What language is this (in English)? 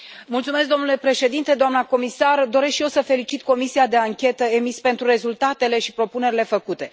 Romanian